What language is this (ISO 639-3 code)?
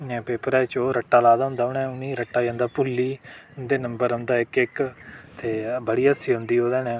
doi